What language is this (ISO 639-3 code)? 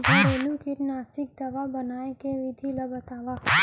hne